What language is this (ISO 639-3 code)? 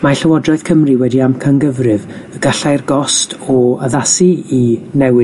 cym